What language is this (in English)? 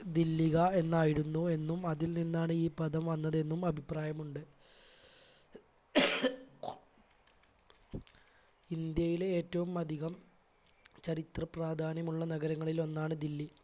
Malayalam